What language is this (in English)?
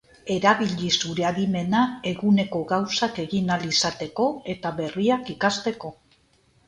Basque